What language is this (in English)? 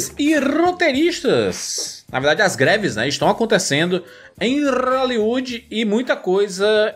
Portuguese